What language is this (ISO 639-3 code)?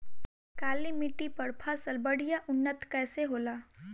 bho